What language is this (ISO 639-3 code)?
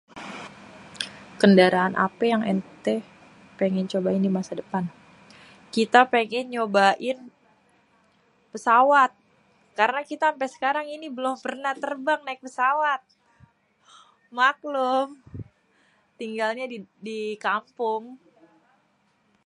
bew